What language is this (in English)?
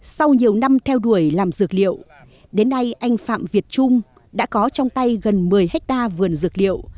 Vietnamese